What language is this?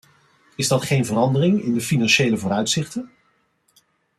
Dutch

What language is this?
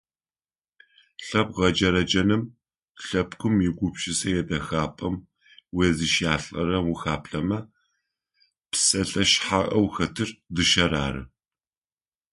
Adyghe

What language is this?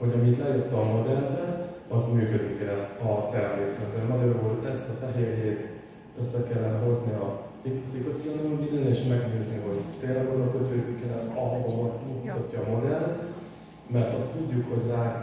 Hungarian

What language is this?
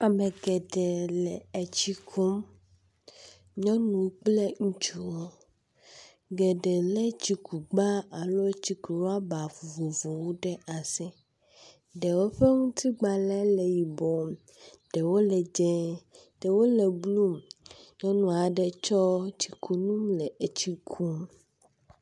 Ewe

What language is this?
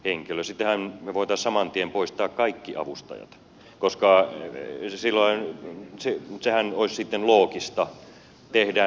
Finnish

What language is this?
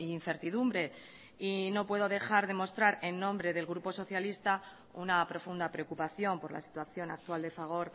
Spanish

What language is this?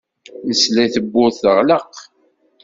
Kabyle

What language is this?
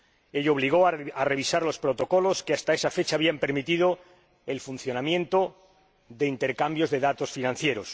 Spanish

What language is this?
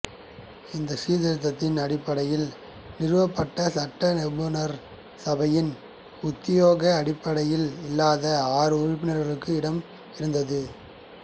Tamil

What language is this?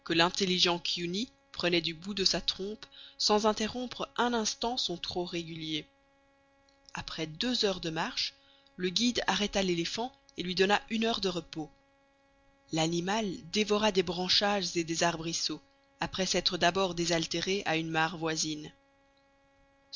French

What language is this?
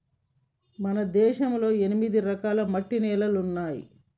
Telugu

